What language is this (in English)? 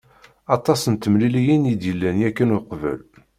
Kabyle